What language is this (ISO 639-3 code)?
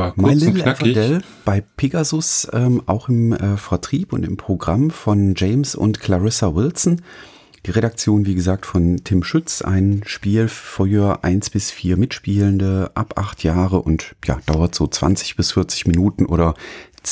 deu